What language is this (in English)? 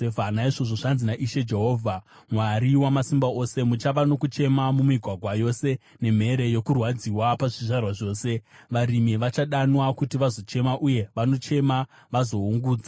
Shona